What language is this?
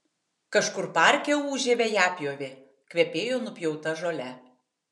Lithuanian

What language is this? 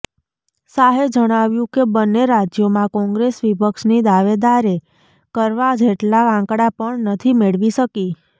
Gujarati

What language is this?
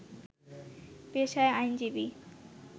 Bangla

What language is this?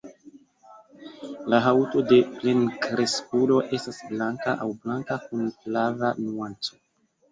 Esperanto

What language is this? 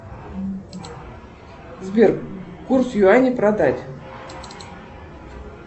Russian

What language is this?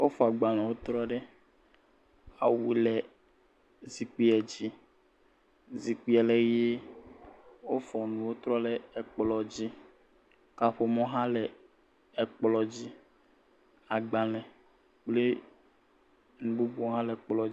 Ewe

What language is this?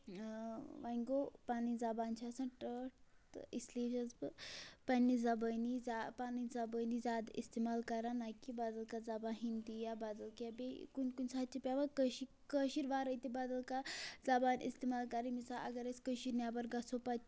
Kashmiri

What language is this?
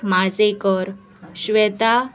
Konkani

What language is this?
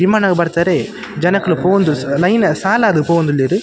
Tulu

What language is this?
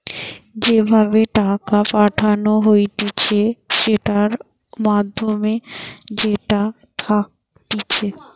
Bangla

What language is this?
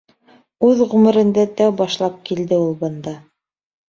Bashkir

